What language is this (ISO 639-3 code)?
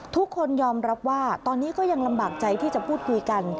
tha